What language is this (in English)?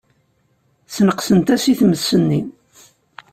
Kabyle